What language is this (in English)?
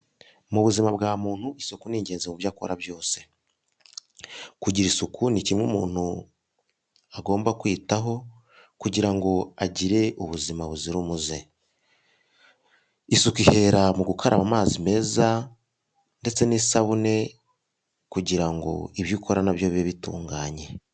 Kinyarwanda